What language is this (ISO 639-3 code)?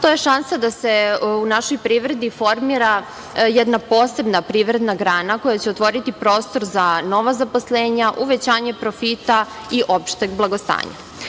srp